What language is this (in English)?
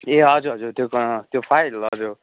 Nepali